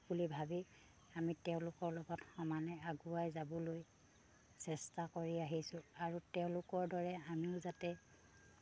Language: Assamese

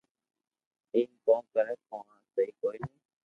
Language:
Loarki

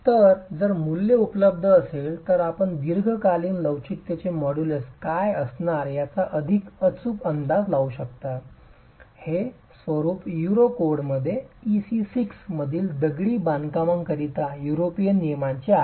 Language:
Marathi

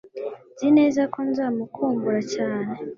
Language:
Kinyarwanda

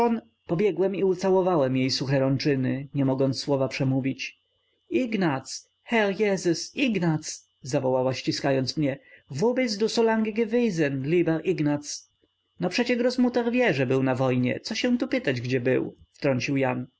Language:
Polish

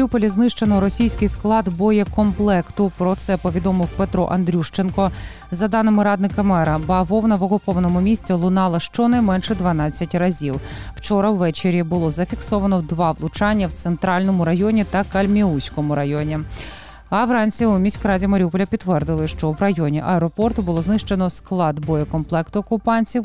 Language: Ukrainian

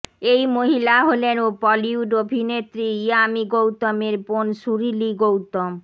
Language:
Bangla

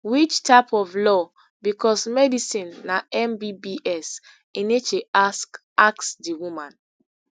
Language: Nigerian Pidgin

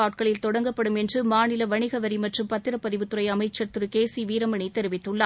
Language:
Tamil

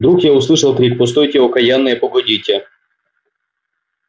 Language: Russian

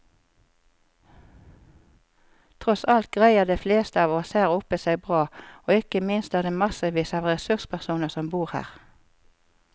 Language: Norwegian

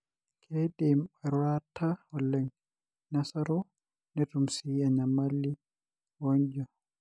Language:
Masai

